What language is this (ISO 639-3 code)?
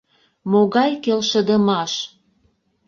chm